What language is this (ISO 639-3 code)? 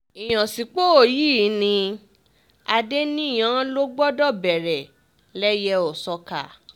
yor